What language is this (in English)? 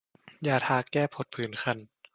Thai